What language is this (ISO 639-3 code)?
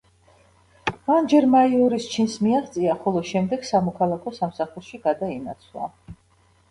kat